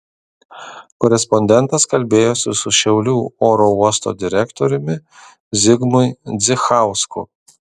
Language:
Lithuanian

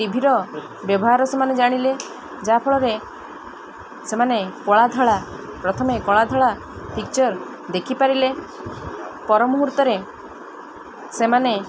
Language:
Odia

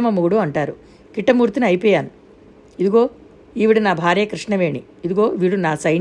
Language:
Telugu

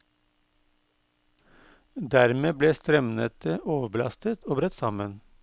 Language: Norwegian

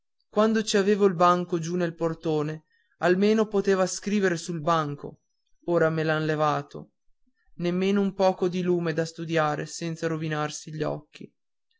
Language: Italian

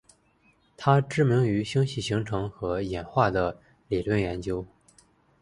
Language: Chinese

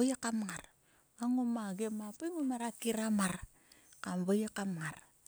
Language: Sulka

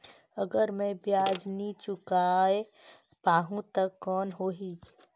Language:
Chhattisgarhi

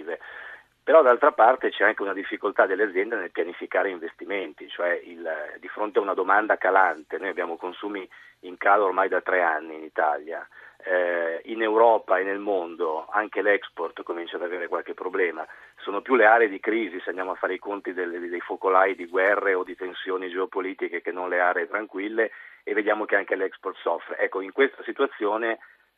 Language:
Italian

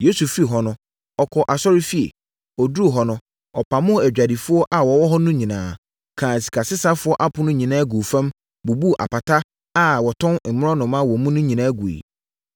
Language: Akan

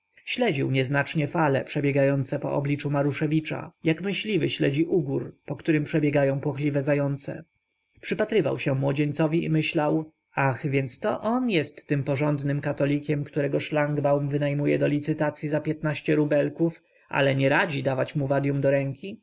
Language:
Polish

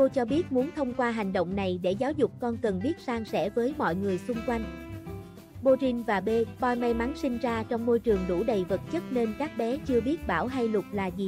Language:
Vietnamese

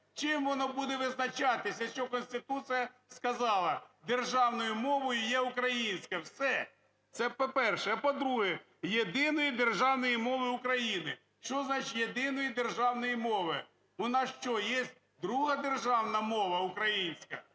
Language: Ukrainian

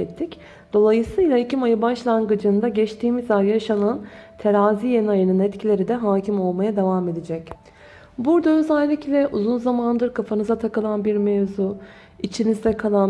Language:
Turkish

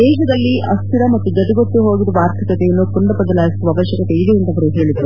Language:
Kannada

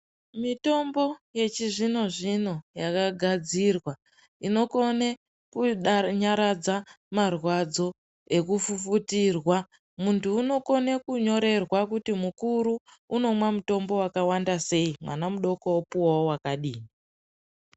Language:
Ndau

